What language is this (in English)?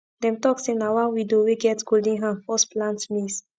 Nigerian Pidgin